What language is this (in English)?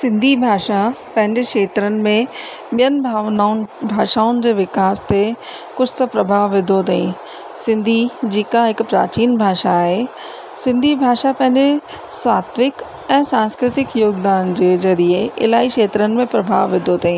Sindhi